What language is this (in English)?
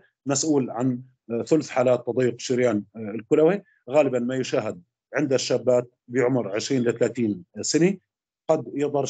Arabic